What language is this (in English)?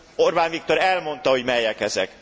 Hungarian